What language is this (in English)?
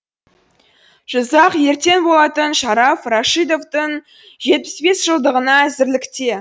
Kazakh